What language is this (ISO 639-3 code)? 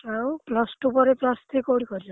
ori